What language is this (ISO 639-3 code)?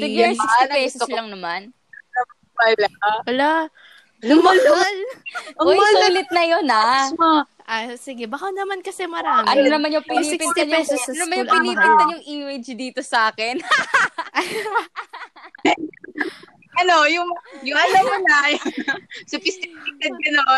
fil